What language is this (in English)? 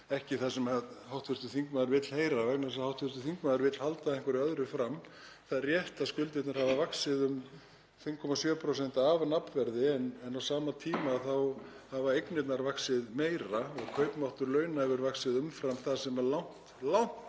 Icelandic